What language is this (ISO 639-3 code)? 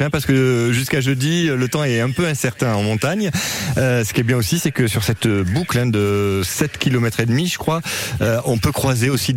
fra